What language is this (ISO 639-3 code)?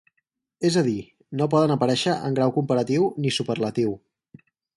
cat